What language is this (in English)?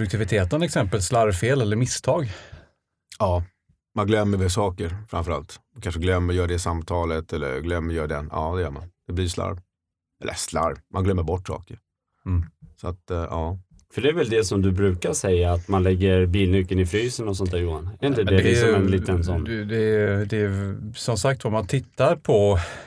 Swedish